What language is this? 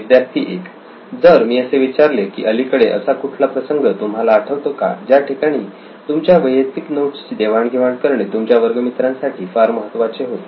Marathi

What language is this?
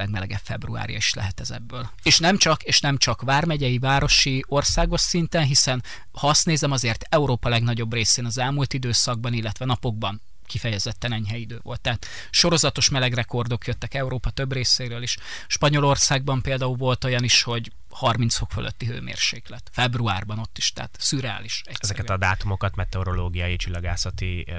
Hungarian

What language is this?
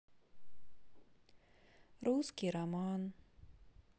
Russian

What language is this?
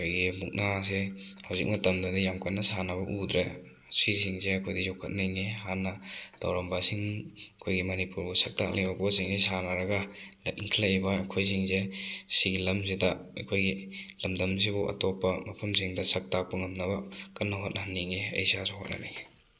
Manipuri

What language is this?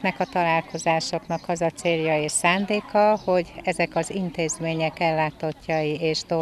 Hungarian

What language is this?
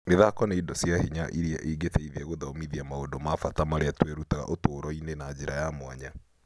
Kikuyu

